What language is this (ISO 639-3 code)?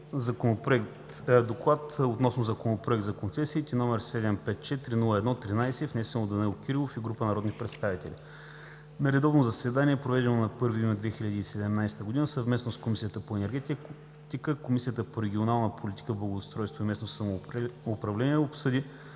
bul